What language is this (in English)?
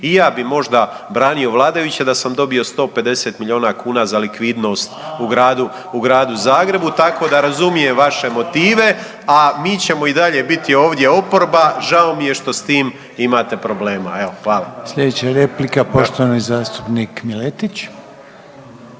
Croatian